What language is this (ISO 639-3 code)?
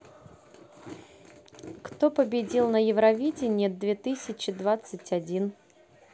rus